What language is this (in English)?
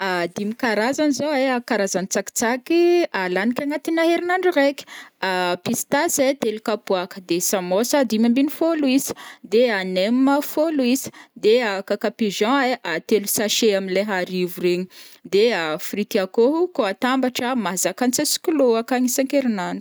Northern Betsimisaraka Malagasy